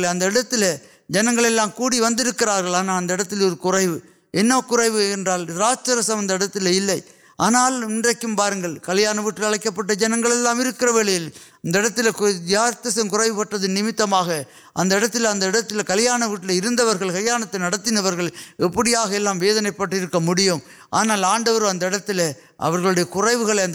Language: Urdu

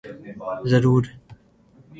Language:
Urdu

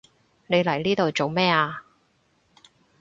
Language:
Cantonese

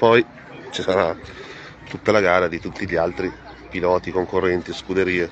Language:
Italian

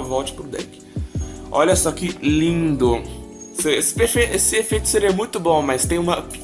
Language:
Portuguese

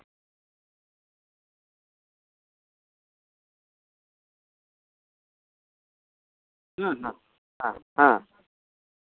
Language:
Santali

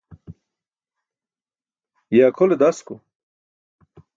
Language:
Burushaski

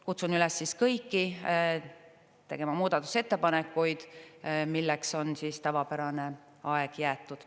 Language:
Estonian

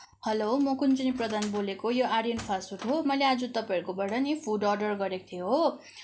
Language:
Nepali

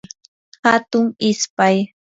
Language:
Yanahuanca Pasco Quechua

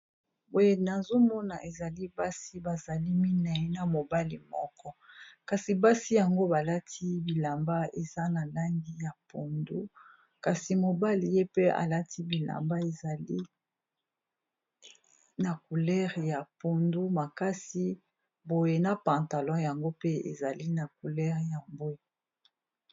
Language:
Lingala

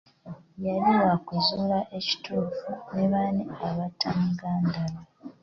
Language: Ganda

